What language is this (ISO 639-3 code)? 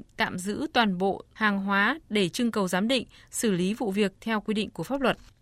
vie